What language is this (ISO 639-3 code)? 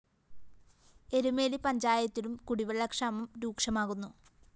mal